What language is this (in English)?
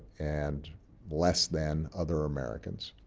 English